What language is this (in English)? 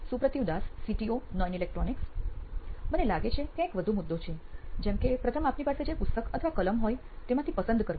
Gujarati